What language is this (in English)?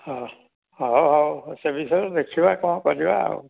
Odia